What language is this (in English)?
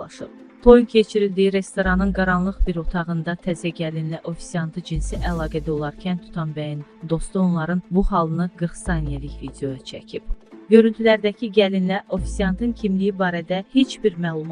Turkish